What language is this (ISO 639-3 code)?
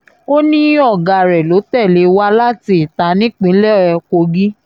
yor